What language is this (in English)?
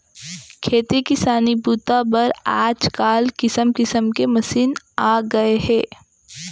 Chhattisgarhi